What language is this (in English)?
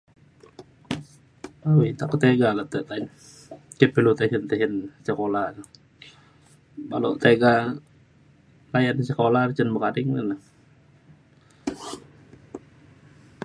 Mainstream Kenyah